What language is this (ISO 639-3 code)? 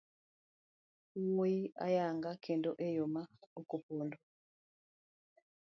luo